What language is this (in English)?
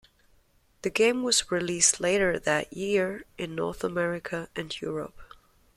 English